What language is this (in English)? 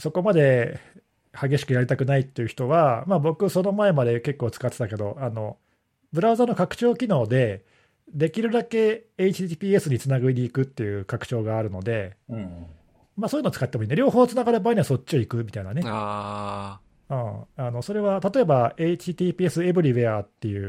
Japanese